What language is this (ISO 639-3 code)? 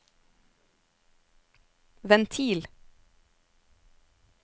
nor